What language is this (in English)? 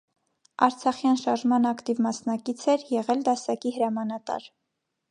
Armenian